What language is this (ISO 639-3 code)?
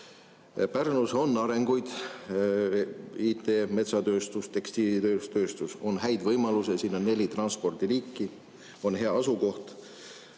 est